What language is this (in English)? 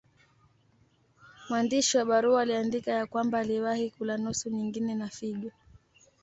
Swahili